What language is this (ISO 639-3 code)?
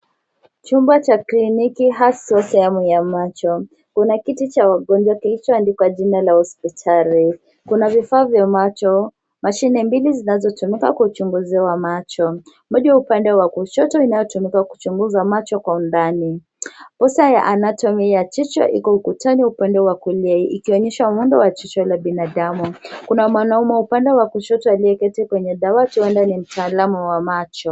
swa